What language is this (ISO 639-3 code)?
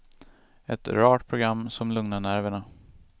swe